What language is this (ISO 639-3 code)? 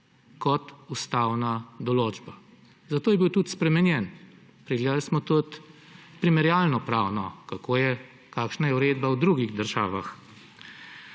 slv